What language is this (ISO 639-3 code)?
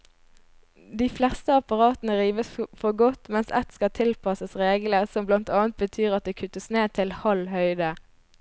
nor